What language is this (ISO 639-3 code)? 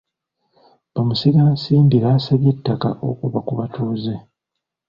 lug